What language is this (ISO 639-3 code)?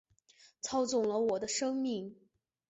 zho